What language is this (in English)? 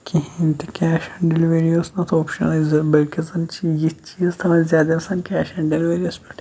Kashmiri